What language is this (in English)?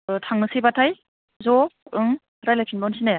Bodo